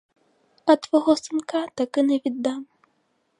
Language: Ukrainian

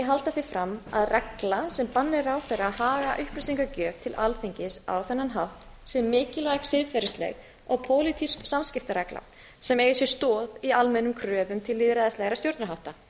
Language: Icelandic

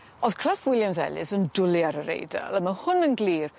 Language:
Welsh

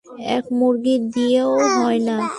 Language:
Bangla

